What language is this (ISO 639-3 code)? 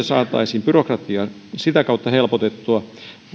fin